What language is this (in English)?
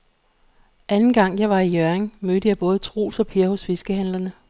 Danish